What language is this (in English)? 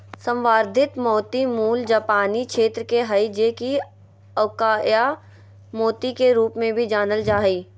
Magahi